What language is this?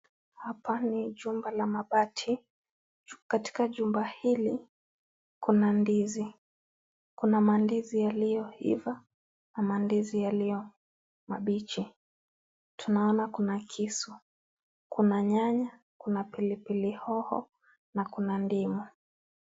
Swahili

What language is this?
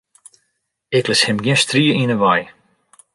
Western Frisian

